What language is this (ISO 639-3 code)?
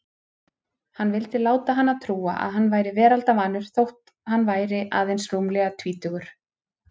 isl